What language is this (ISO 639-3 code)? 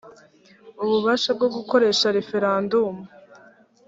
kin